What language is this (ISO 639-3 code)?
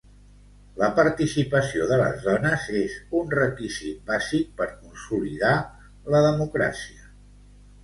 cat